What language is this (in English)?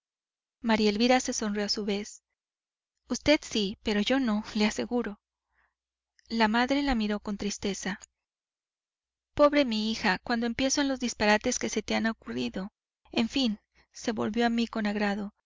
Spanish